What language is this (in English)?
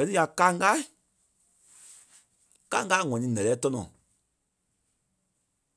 Kpelle